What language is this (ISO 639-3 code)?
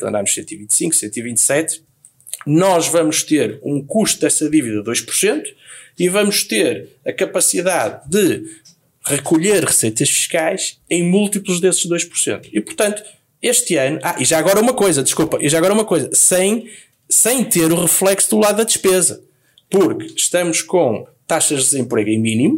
por